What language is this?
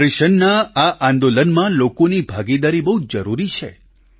Gujarati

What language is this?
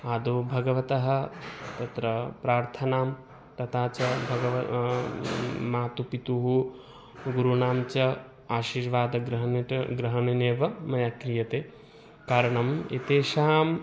Sanskrit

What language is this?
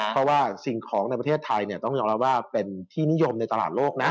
Thai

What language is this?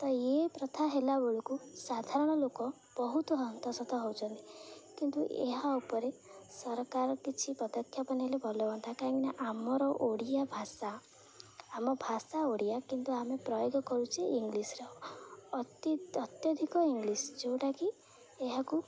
Odia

